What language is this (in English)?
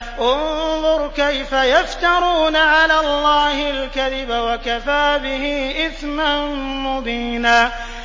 Arabic